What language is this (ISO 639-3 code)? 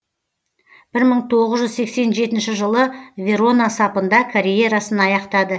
kaz